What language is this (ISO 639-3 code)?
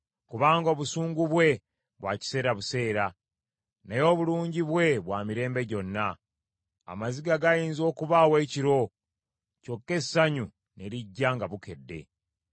lug